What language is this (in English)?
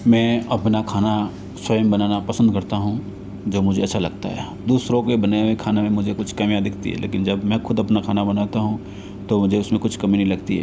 Hindi